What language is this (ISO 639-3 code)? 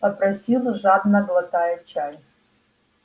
rus